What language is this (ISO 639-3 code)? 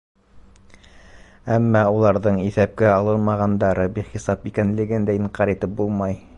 bak